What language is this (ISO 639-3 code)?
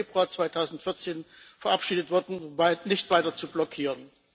deu